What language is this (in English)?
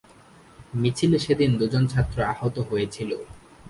Bangla